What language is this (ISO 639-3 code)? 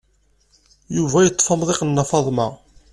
kab